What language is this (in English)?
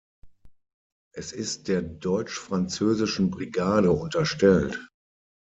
German